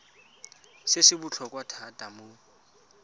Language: Tswana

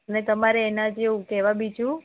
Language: Gujarati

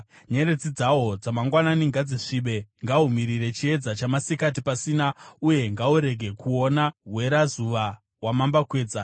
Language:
Shona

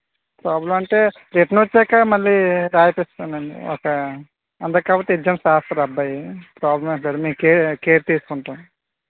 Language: Telugu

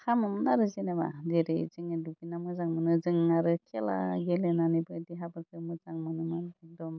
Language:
Bodo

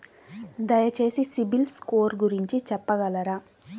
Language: Telugu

